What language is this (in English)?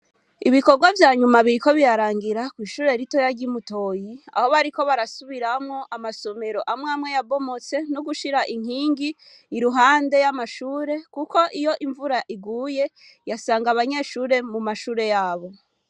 Rundi